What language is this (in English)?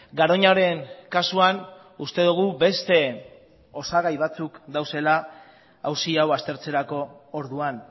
Basque